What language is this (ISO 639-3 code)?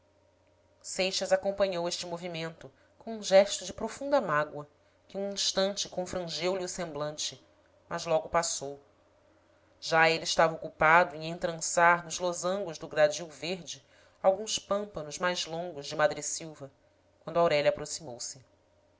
por